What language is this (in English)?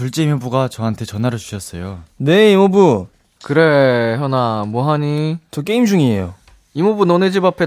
Korean